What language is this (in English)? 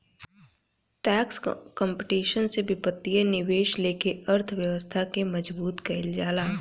Bhojpuri